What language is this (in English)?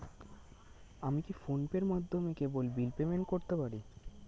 Bangla